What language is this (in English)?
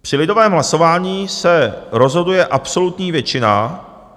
Czech